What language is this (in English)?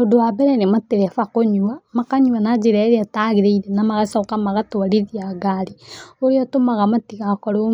Kikuyu